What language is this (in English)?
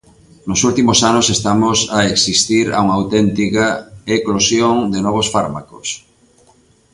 Galician